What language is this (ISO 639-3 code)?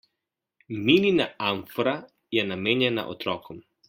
slv